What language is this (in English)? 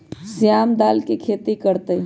Magahi